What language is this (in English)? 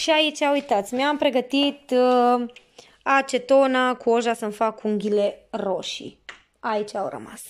Romanian